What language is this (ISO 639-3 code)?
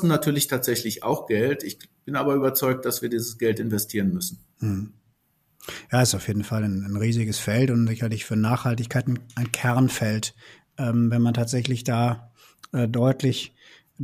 deu